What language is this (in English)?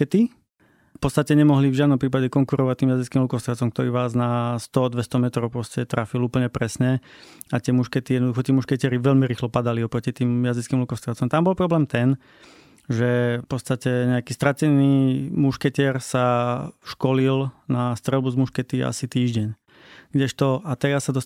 Slovak